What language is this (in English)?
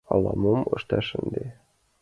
Mari